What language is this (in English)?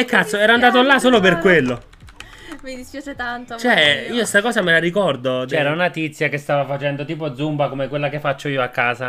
Italian